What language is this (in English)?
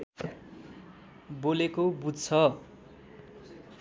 Nepali